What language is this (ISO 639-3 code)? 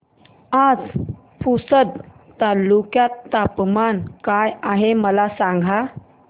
mar